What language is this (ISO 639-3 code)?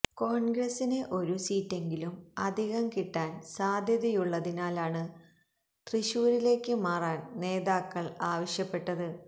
mal